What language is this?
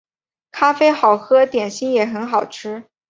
Chinese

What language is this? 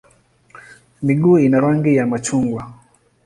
Swahili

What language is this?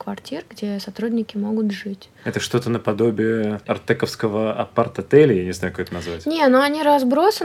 Russian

